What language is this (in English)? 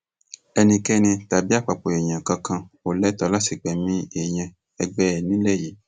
Yoruba